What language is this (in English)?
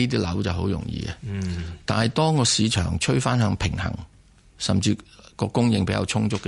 Chinese